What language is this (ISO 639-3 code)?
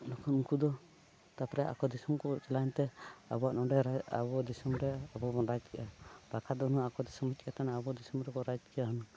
sat